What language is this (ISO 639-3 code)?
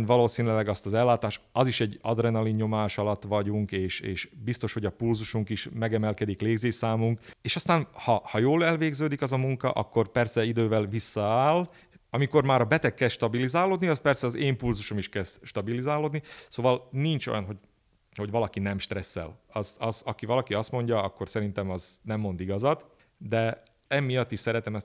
hun